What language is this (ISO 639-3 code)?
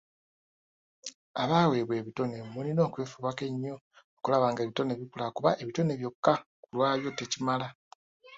lug